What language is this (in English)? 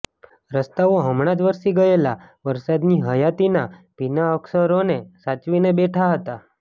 Gujarati